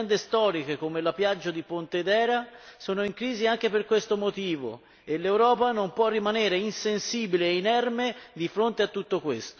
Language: Italian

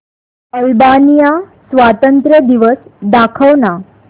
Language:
Marathi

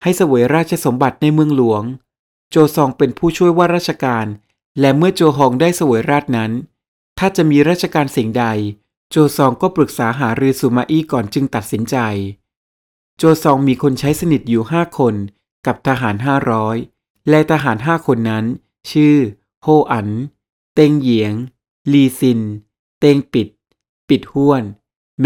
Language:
Thai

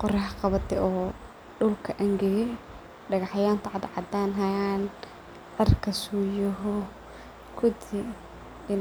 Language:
Somali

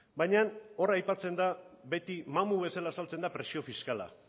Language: Basque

